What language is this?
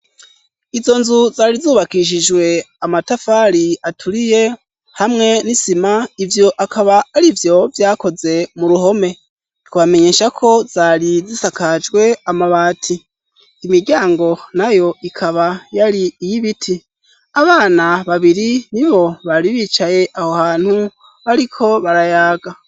Rundi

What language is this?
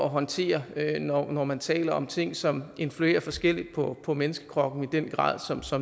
Danish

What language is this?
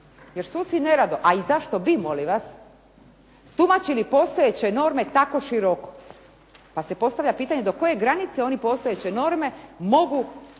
Croatian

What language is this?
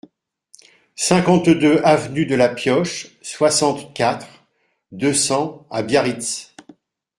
French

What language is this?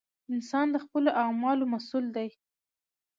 Pashto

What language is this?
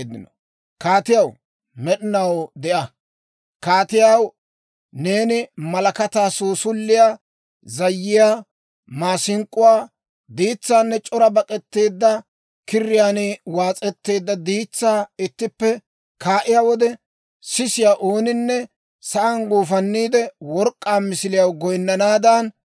Dawro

